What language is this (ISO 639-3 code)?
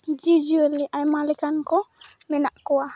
sat